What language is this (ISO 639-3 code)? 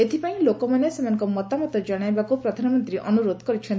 ori